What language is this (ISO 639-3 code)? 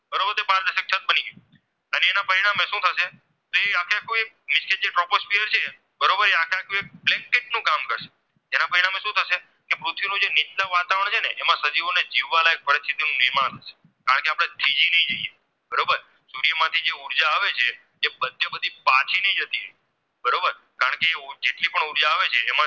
guj